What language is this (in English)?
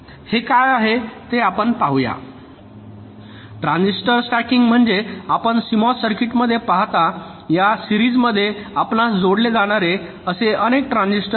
Marathi